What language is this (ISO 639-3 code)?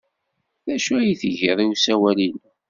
kab